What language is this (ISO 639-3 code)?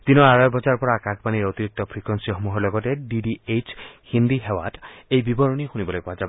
asm